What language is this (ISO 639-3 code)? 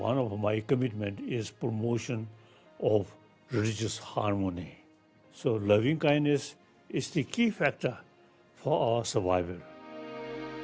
ind